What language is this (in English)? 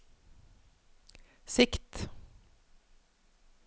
Norwegian